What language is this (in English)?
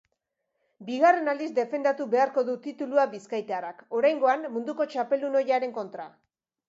Basque